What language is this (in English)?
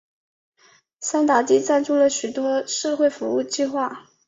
Chinese